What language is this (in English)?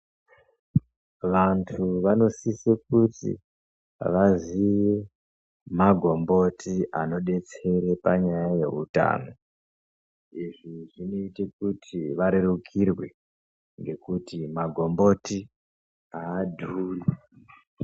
Ndau